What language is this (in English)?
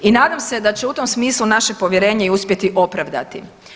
Croatian